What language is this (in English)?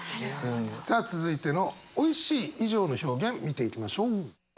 Japanese